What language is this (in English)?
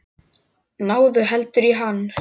Icelandic